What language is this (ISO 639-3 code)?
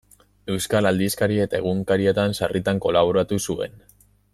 eus